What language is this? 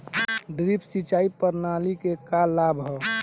Bhojpuri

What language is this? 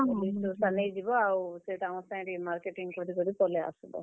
Odia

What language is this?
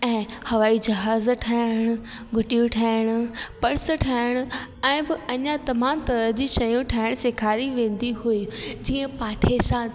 Sindhi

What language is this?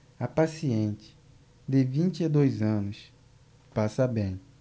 Portuguese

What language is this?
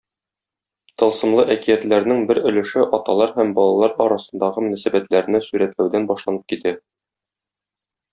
Tatar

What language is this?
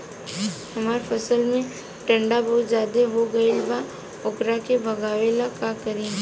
Bhojpuri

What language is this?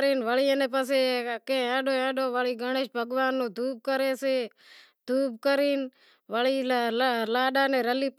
Wadiyara Koli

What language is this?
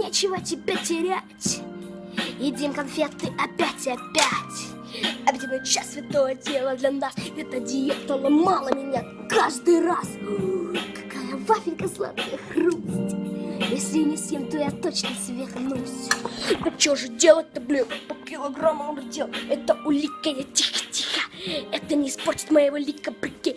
Russian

